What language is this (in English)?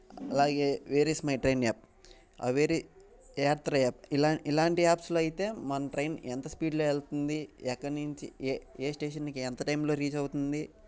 Telugu